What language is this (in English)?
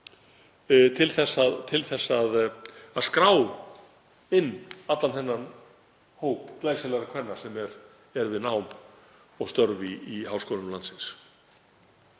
Icelandic